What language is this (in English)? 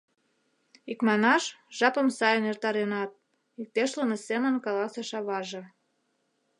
Mari